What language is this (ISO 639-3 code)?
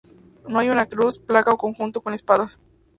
spa